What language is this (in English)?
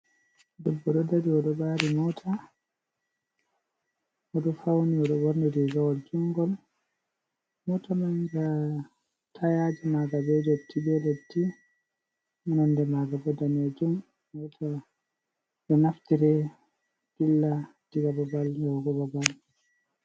Fula